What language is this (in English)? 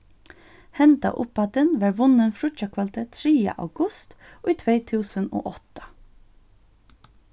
Faroese